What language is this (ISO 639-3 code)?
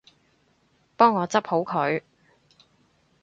yue